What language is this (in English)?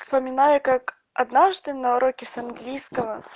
Russian